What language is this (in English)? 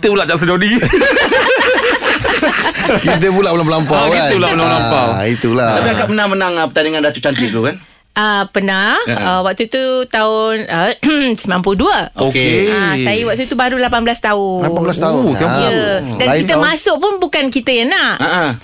Malay